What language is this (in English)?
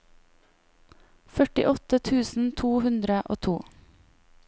Norwegian